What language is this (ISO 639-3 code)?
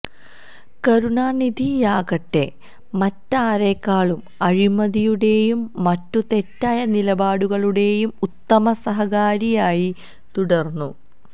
mal